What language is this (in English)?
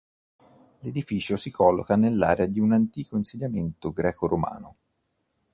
Italian